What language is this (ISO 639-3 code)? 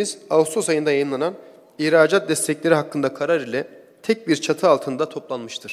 tur